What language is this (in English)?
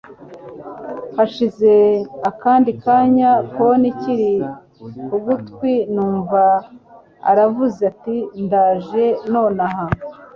Kinyarwanda